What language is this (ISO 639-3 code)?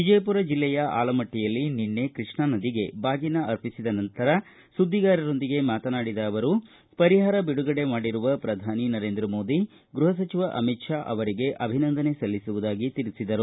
kan